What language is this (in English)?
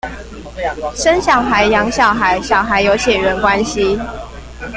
Chinese